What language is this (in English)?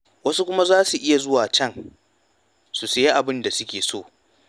Hausa